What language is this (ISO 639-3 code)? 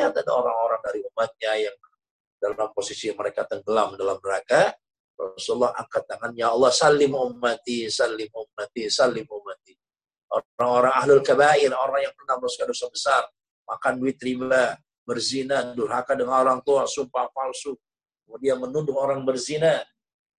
ind